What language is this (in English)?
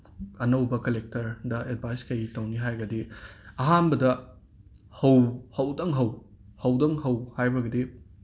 Manipuri